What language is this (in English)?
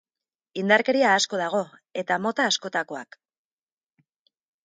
Basque